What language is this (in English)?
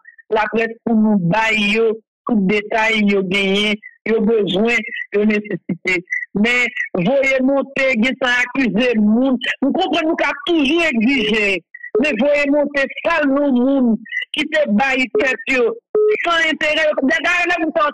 French